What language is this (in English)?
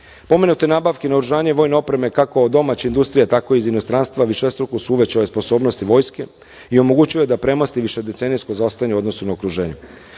Serbian